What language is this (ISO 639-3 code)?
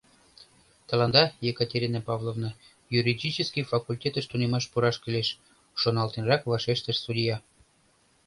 chm